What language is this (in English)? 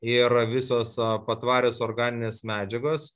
Lithuanian